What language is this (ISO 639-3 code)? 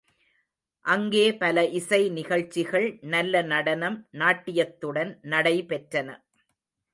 tam